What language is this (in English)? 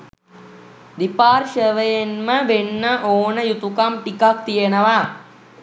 Sinhala